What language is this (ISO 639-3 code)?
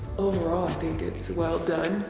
eng